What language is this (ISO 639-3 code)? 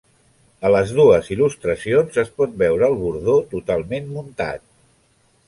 cat